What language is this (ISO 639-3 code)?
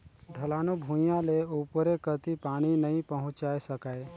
hne